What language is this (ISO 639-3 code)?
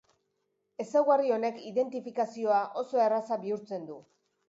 eus